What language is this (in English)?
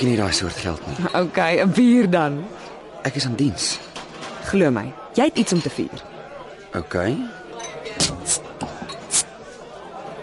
Dutch